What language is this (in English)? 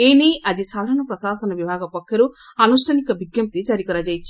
Odia